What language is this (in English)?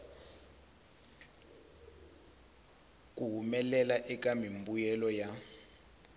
Tsonga